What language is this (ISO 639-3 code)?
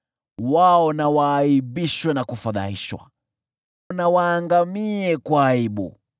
swa